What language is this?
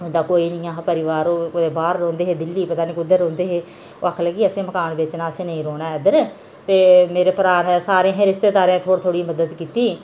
Dogri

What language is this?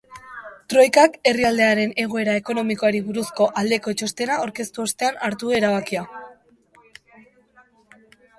Basque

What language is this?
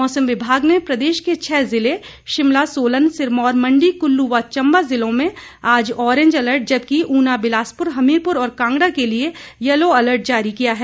Hindi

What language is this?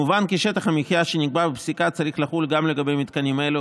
Hebrew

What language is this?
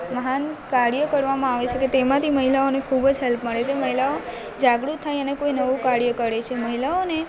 Gujarati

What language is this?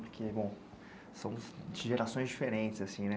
Portuguese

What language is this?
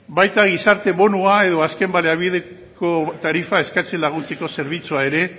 Basque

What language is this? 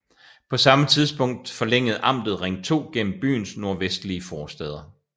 Danish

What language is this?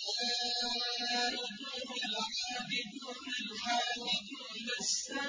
Arabic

